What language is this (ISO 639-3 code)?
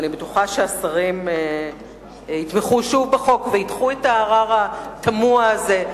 heb